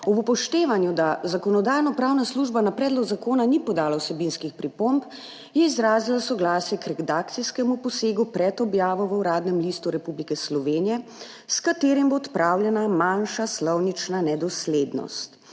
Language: Slovenian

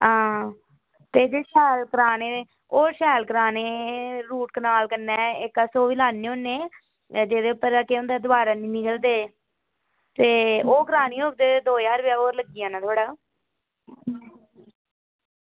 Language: Dogri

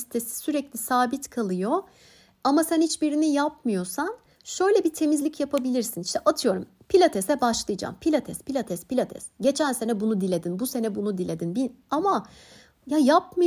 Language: Turkish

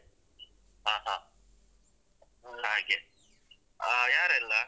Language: Kannada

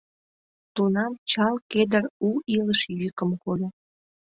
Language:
Mari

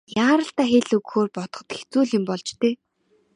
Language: Mongolian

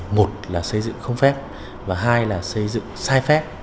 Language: Vietnamese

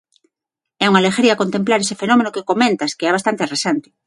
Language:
Galician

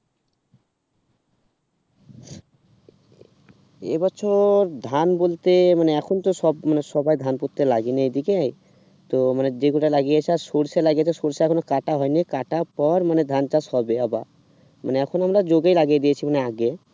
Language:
Bangla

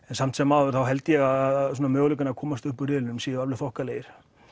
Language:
Icelandic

